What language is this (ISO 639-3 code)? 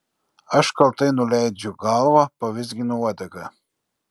lit